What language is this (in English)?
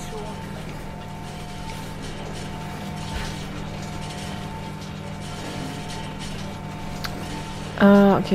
German